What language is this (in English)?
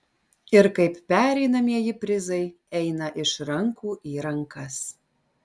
Lithuanian